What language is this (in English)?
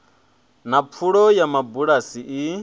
Venda